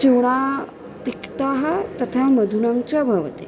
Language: Sanskrit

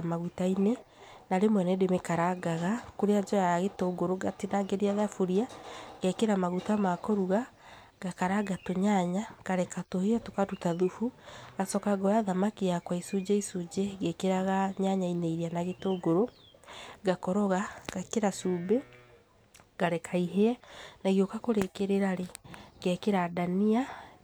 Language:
Kikuyu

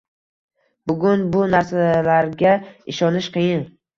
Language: Uzbek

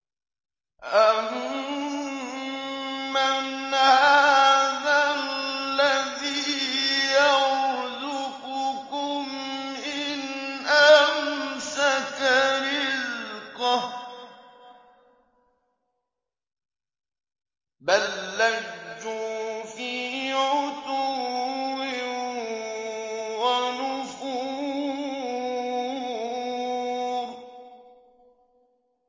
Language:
Arabic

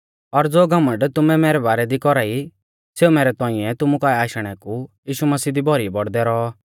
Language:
Mahasu Pahari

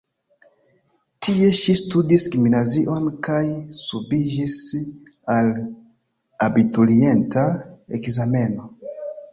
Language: Esperanto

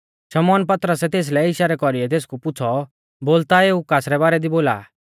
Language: Mahasu Pahari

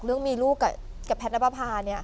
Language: Thai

